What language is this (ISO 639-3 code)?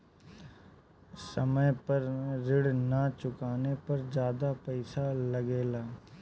bho